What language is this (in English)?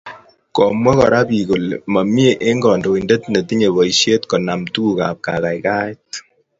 Kalenjin